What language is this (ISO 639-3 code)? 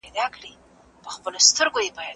pus